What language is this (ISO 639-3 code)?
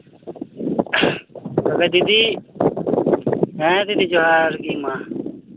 sat